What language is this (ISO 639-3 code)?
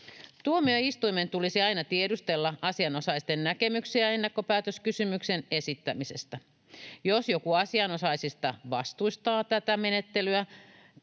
fin